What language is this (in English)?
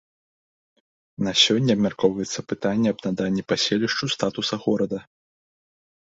Belarusian